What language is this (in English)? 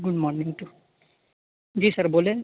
Urdu